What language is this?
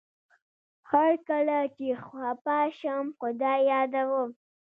Pashto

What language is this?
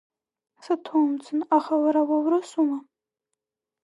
Abkhazian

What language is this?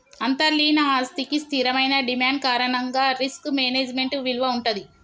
Telugu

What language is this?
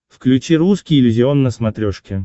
Russian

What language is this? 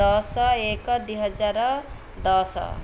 Odia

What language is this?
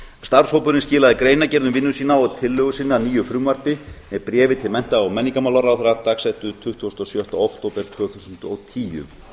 Icelandic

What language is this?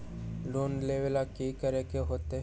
Magahi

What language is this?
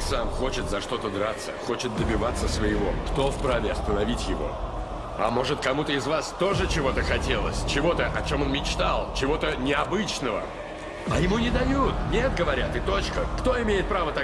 Russian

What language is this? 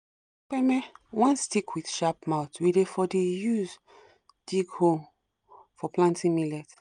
Nigerian Pidgin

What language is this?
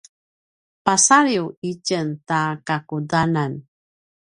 Paiwan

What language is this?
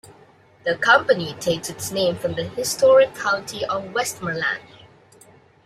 English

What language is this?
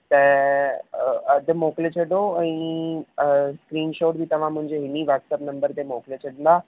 Sindhi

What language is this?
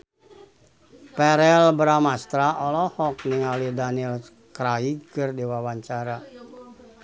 Sundanese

